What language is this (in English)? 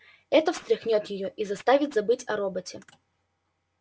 Russian